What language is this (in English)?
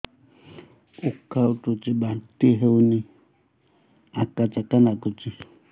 Odia